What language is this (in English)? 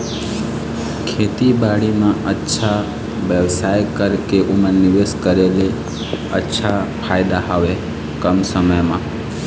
Chhattisgarhi